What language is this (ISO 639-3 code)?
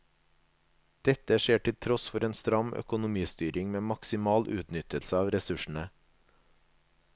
nor